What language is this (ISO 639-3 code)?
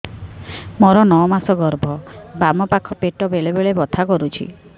ori